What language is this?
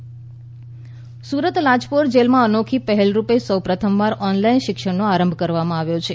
Gujarati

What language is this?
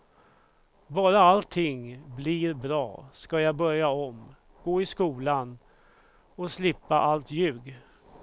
Swedish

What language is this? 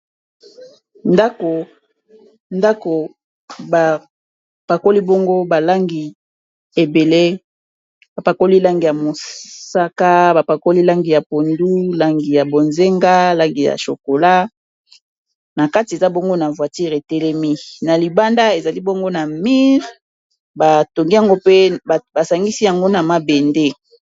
Lingala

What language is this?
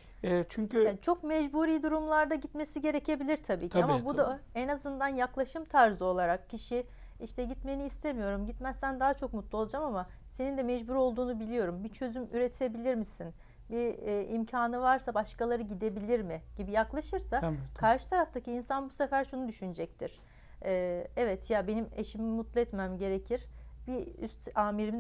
Turkish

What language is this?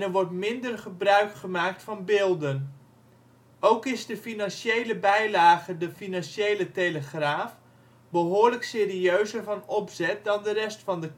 Dutch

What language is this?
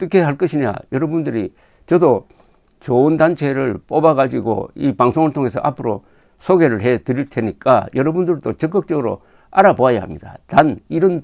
Korean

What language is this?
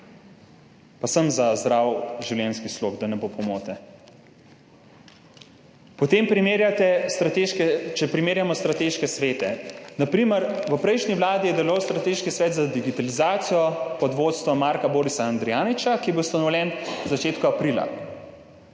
Slovenian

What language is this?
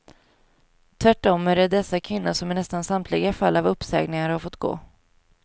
Swedish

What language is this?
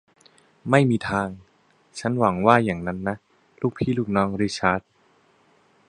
Thai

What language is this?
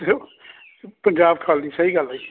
Punjabi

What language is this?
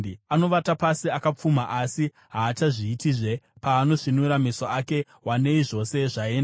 Shona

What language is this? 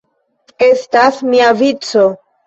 Esperanto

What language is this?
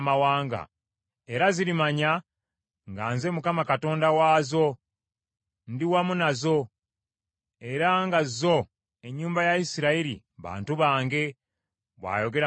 Ganda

